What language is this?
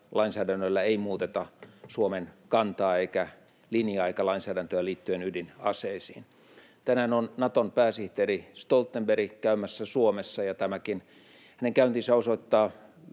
Finnish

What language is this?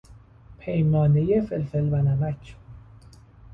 Persian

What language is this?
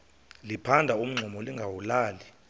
Xhosa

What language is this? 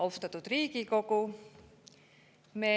Estonian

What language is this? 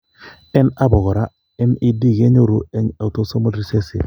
Kalenjin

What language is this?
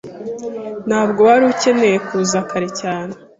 Kinyarwanda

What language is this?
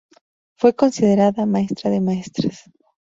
Spanish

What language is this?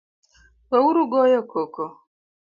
Luo (Kenya and Tanzania)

